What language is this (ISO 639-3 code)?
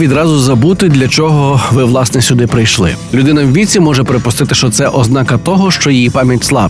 ukr